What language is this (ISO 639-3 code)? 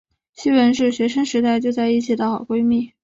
zho